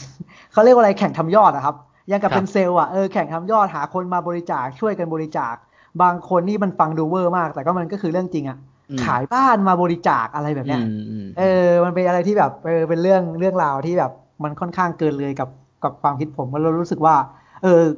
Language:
Thai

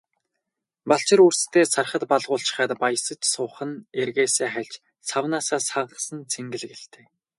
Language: Mongolian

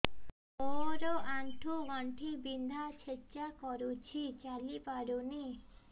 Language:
Odia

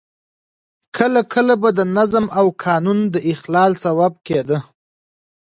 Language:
Pashto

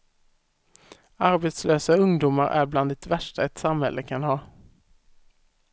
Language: Swedish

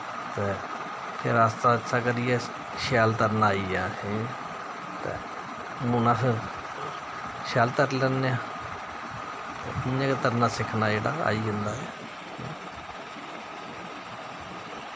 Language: Dogri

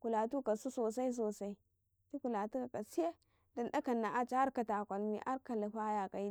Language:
Karekare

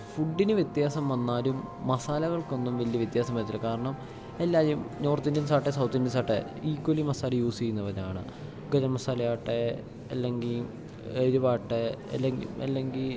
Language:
Malayalam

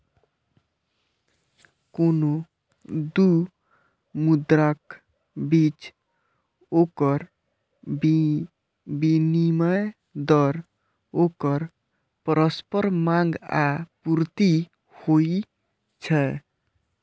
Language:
Maithili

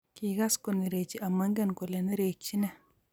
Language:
Kalenjin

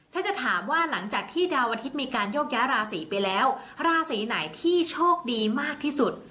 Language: Thai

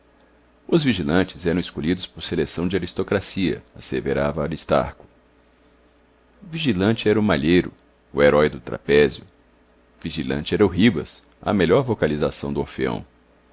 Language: Portuguese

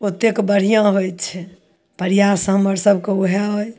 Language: Maithili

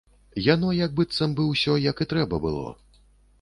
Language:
Belarusian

